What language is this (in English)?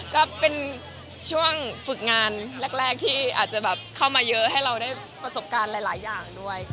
Thai